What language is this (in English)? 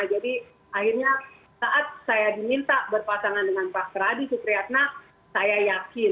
Indonesian